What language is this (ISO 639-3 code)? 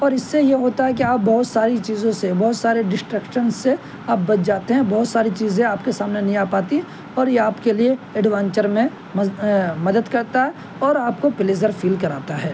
urd